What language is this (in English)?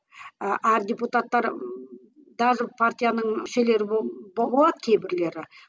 Kazakh